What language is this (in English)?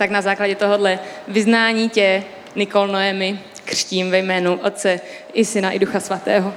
Czech